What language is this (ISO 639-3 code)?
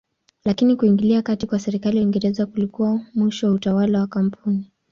swa